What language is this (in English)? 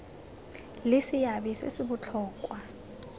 Tswana